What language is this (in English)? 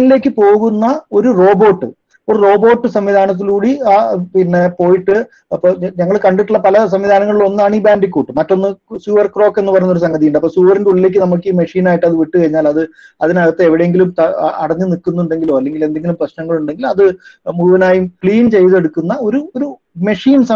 Malayalam